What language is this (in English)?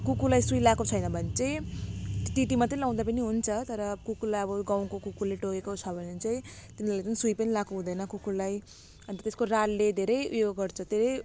Nepali